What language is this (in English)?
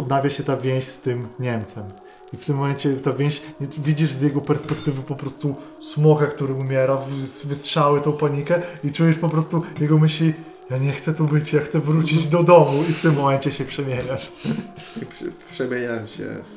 Polish